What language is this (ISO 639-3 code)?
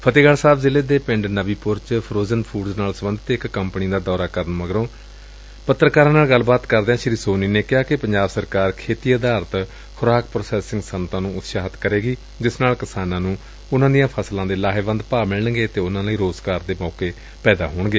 pan